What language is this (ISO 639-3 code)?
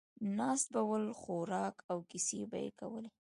pus